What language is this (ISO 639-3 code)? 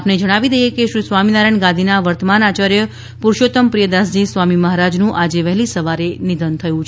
guj